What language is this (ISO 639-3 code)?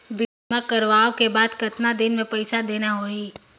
hne